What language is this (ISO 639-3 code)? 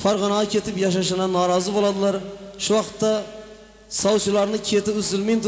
tur